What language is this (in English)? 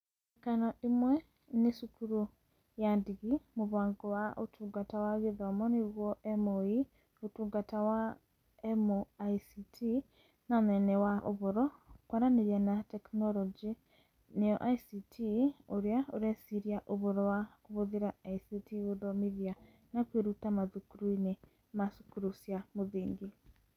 Kikuyu